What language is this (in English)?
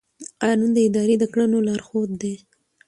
Pashto